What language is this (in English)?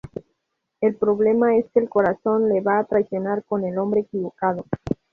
Spanish